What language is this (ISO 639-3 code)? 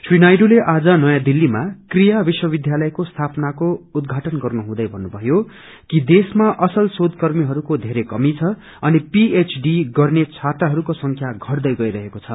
nep